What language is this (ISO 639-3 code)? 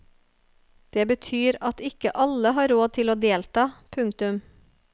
nor